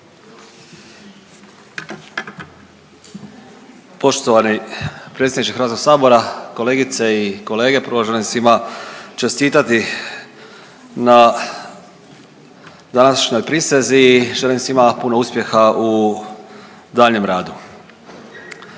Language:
Croatian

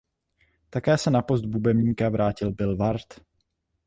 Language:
Czech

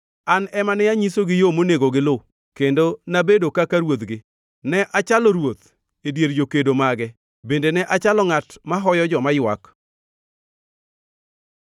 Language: Luo (Kenya and Tanzania)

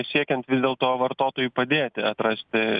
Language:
Lithuanian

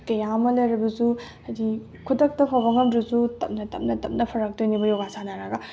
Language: Manipuri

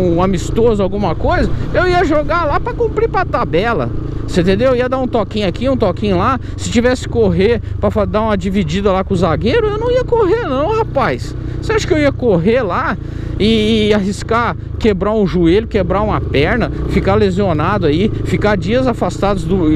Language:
Portuguese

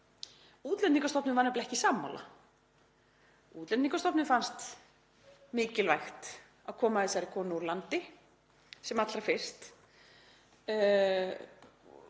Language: Icelandic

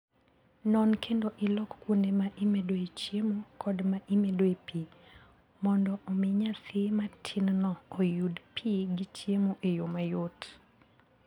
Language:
Luo (Kenya and Tanzania)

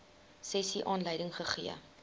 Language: Afrikaans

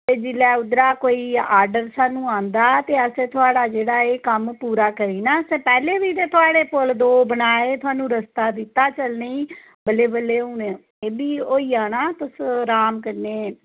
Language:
Dogri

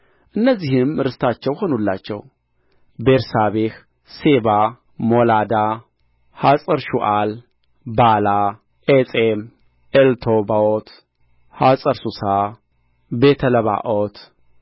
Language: Amharic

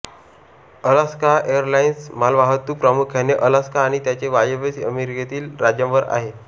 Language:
Marathi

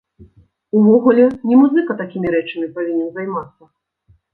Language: Belarusian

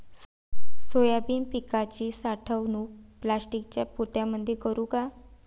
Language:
Marathi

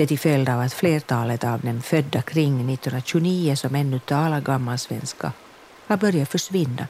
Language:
Swedish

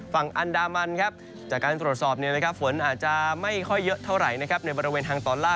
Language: Thai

